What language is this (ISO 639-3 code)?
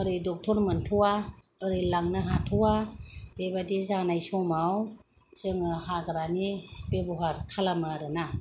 brx